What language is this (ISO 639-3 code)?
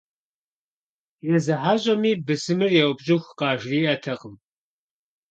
kbd